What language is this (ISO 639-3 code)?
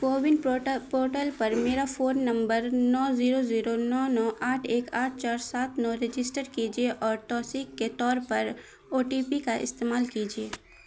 urd